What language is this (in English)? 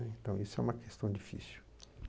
Portuguese